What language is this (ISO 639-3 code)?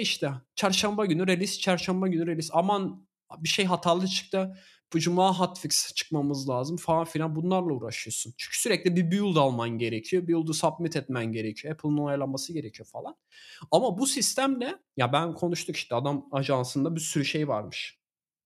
tur